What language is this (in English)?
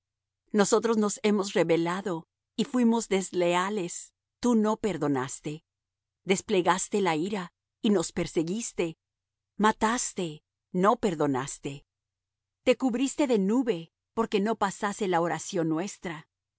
Spanish